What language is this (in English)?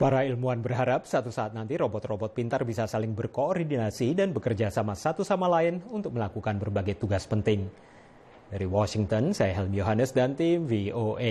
Indonesian